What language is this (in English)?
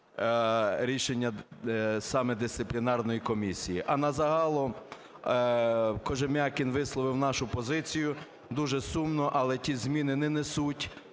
Ukrainian